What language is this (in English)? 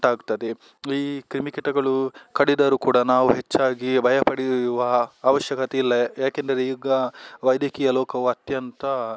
Kannada